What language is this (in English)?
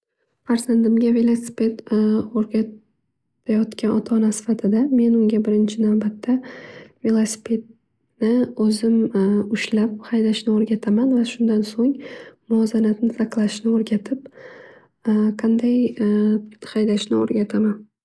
Uzbek